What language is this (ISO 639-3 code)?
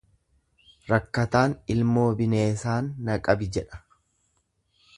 orm